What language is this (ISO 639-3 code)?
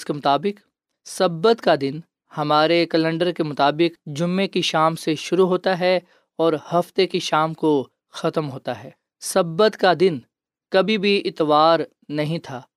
urd